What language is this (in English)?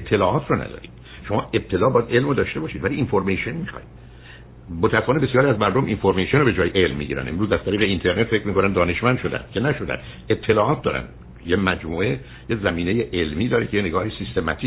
Persian